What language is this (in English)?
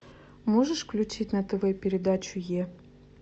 Russian